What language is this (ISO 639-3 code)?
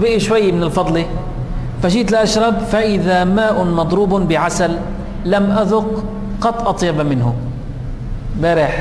ara